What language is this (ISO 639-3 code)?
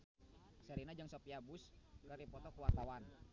sun